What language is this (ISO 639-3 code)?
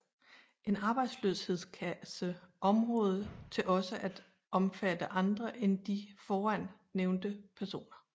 dan